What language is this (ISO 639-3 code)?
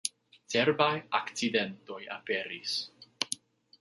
epo